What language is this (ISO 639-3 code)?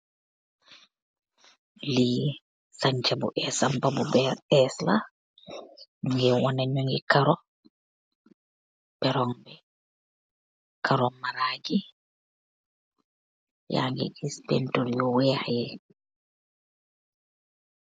wol